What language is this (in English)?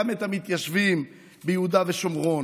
Hebrew